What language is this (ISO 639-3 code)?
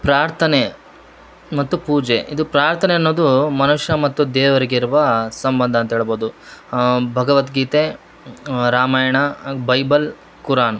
kan